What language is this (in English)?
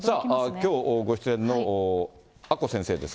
Japanese